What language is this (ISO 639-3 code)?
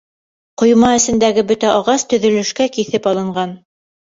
bak